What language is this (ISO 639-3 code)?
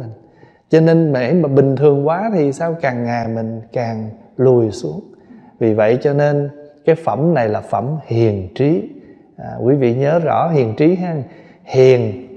vie